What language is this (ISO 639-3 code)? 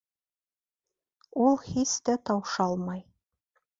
bak